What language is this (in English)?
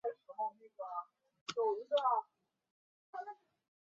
Chinese